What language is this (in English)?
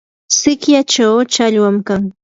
Yanahuanca Pasco Quechua